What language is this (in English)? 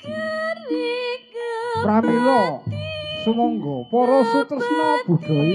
Thai